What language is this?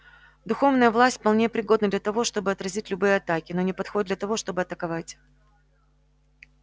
Russian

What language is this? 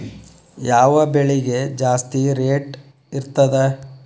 Kannada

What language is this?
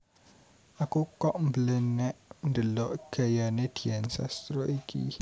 Javanese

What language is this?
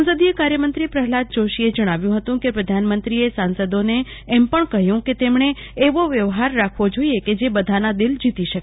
Gujarati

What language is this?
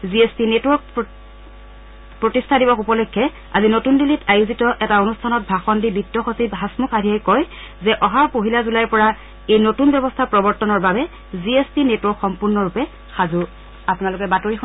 Assamese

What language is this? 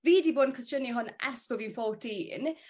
Welsh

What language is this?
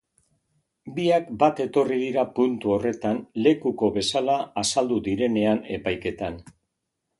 Basque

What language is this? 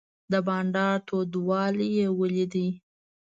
Pashto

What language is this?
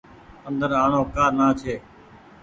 Goaria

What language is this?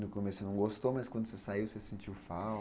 Portuguese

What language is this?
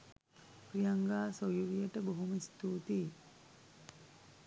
Sinhala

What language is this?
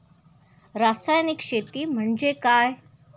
Marathi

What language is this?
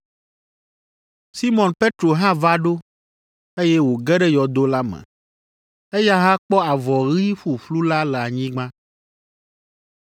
Ewe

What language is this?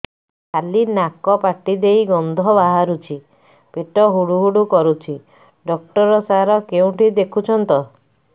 Odia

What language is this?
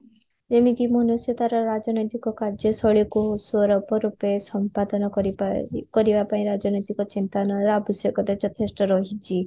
Odia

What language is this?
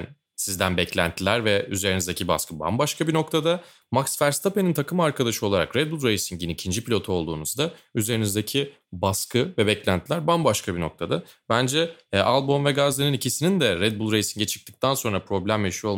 Turkish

